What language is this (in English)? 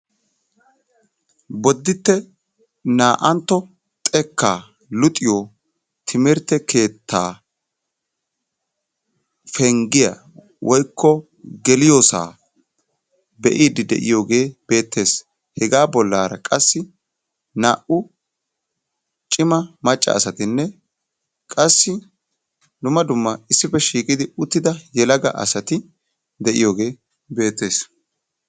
Wolaytta